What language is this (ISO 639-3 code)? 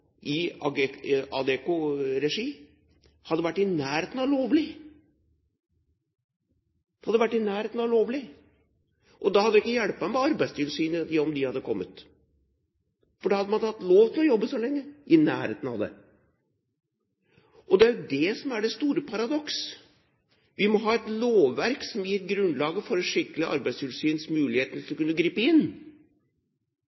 nob